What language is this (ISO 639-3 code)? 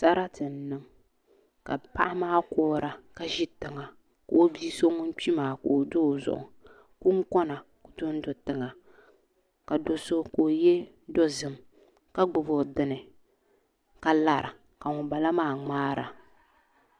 dag